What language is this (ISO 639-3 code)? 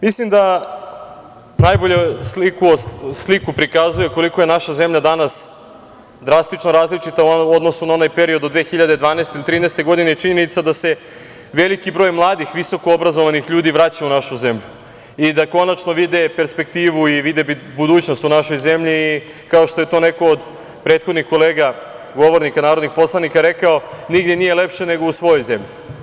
srp